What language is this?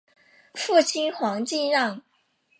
Chinese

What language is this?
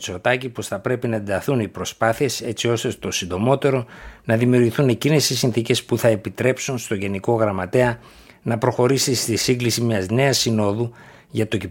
Greek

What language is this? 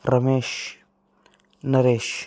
Telugu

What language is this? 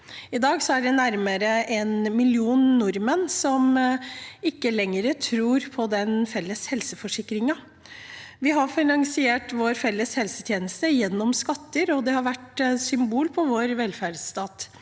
Norwegian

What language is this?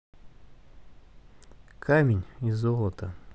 Russian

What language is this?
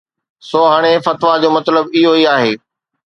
Sindhi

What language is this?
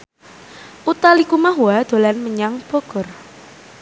Javanese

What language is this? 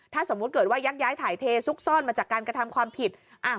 Thai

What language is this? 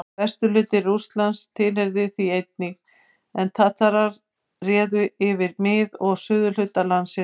Icelandic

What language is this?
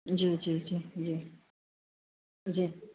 Sindhi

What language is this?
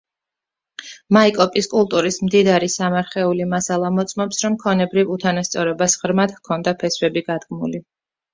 Georgian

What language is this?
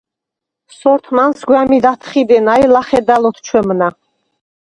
Svan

